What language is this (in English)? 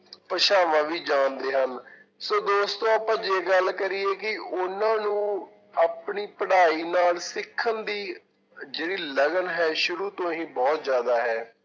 Punjabi